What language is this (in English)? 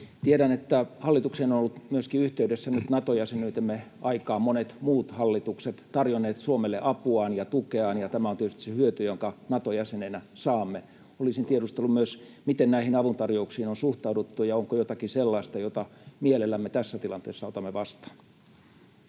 Finnish